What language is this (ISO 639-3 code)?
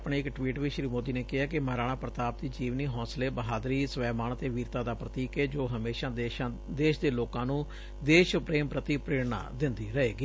pan